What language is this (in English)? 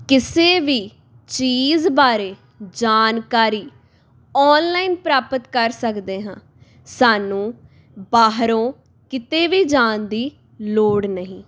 Punjabi